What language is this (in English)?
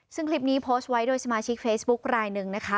Thai